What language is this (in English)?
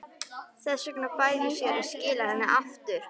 Icelandic